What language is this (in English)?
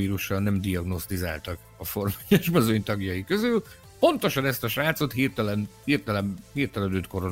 Hungarian